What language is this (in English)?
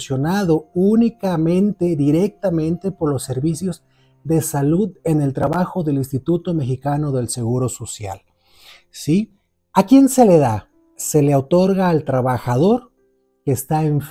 Spanish